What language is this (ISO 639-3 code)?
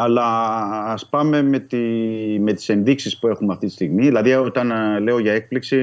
ell